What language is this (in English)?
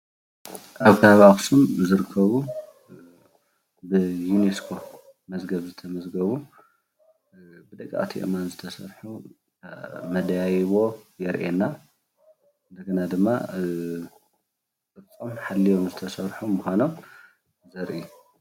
Tigrinya